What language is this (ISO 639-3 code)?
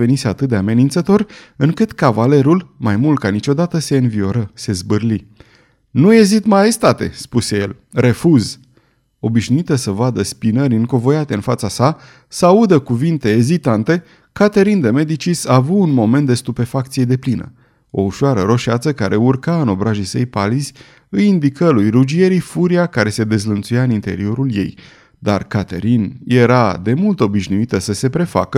ron